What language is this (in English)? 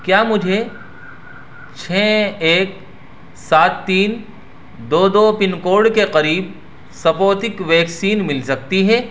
Urdu